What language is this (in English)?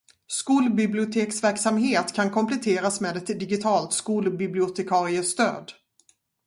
Swedish